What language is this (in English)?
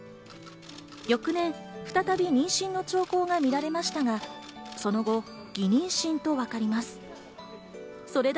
Japanese